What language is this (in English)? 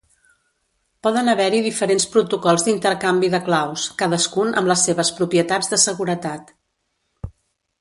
Catalan